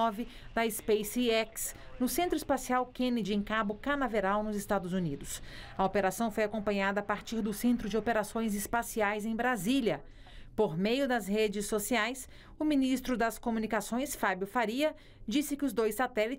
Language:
Portuguese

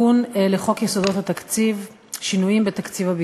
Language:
Hebrew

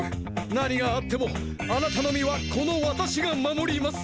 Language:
Japanese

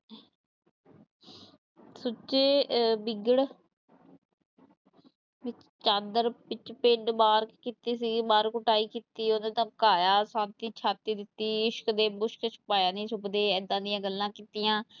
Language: Punjabi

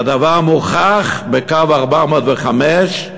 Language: Hebrew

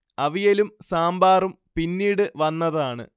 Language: Malayalam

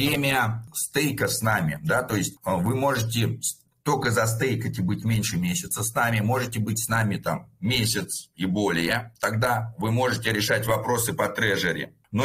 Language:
Russian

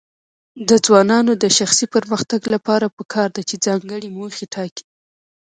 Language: Pashto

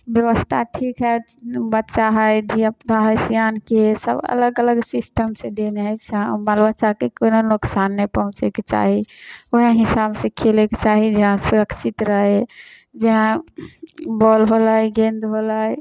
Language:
Maithili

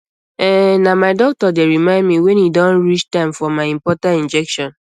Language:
Nigerian Pidgin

